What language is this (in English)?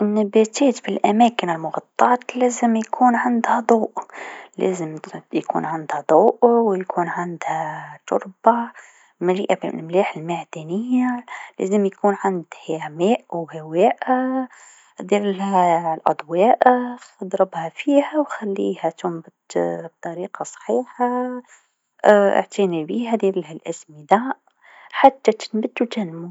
Tunisian Arabic